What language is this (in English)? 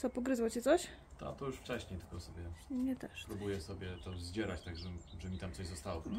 Polish